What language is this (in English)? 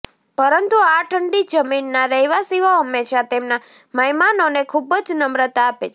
Gujarati